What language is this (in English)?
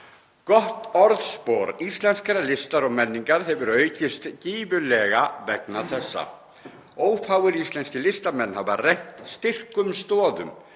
Icelandic